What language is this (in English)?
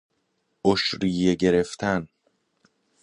Persian